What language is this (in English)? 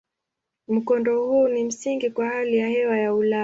Swahili